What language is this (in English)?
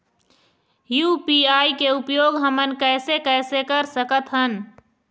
Chhattisgarhi